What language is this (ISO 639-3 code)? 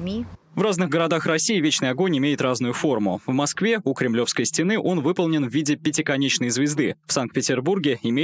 rus